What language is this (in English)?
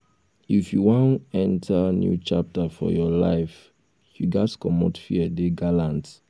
Nigerian Pidgin